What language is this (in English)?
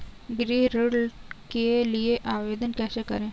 Hindi